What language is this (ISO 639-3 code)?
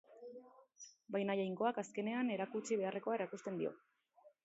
eus